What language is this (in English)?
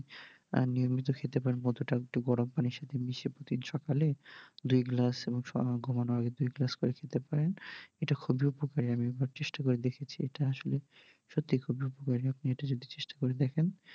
Bangla